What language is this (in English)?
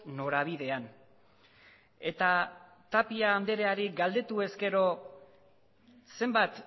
Basque